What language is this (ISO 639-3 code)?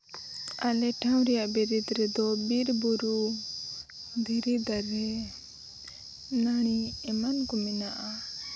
sat